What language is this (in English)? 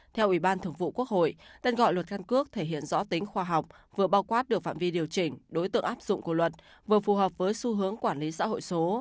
Vietnamese